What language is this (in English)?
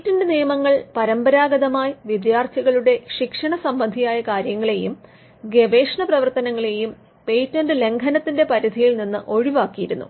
Malayalam